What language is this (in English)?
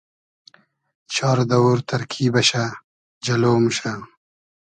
Hazaragi